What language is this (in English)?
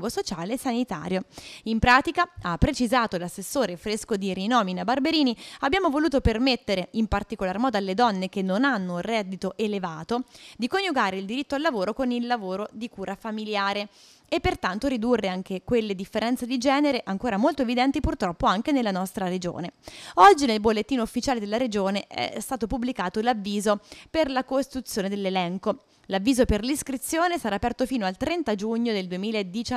Italian